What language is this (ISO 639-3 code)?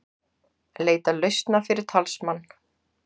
isl